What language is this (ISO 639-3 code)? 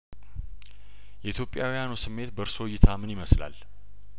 amh